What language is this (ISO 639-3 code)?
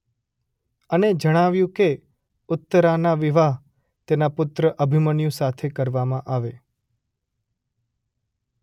guj